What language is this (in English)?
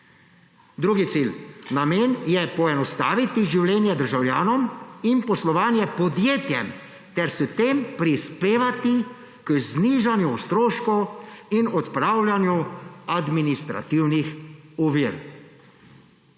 Slovenian